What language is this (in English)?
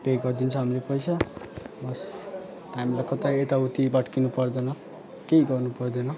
Nepali